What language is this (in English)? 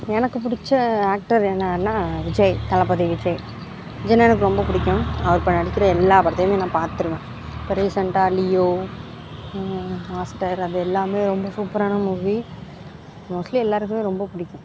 Tamil